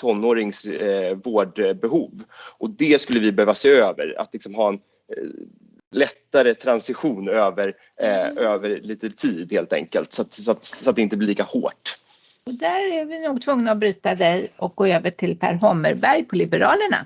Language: Swedish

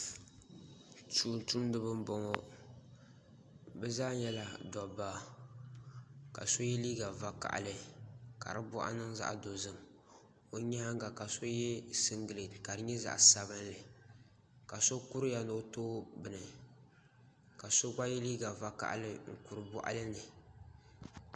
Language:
Dagbani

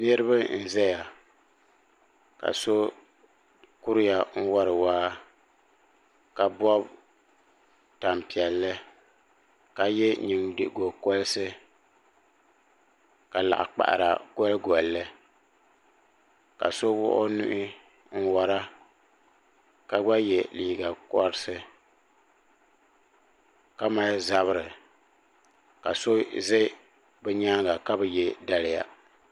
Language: Dagbani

